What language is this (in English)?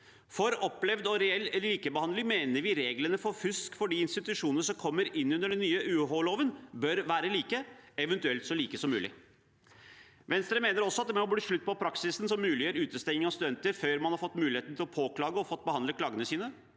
Norwegian